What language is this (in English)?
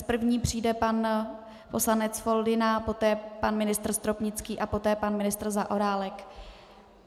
Czech